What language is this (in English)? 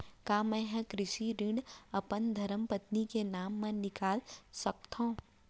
Chhattisgarhi